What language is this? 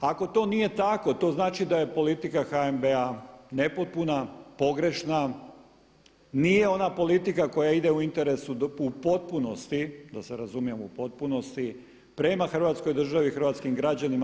Croatian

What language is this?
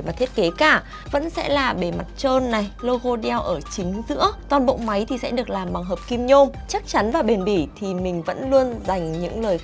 Vietnamese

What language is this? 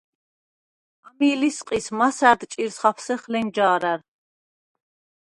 Svan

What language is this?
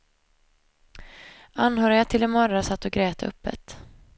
Swedish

